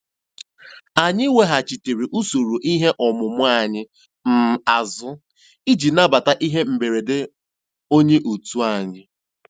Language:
Igbo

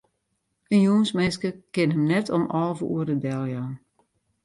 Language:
Western Frisian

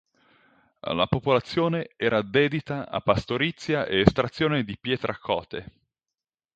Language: Italian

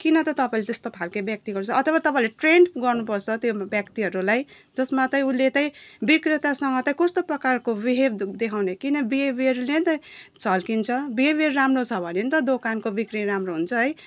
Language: Nepali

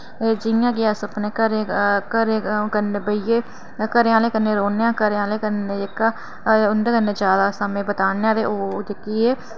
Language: Dogri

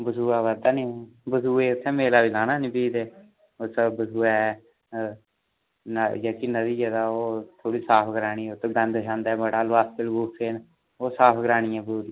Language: Dogri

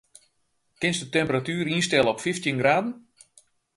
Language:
Western Frisian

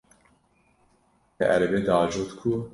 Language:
Kurdish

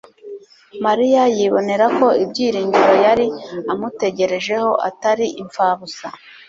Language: Kinyarwanda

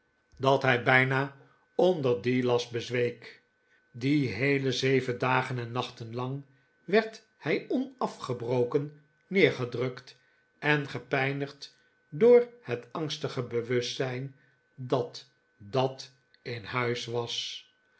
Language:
Dutch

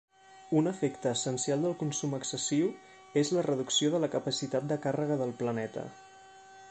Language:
Catalan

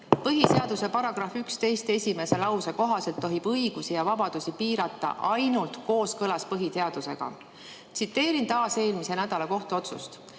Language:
Estonian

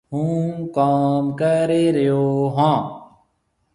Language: Marwari (Pakistan)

